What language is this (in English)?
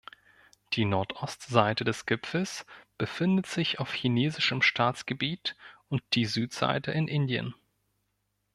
German